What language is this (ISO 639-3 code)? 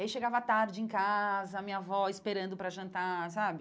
por